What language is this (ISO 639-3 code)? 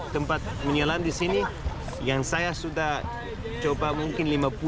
ind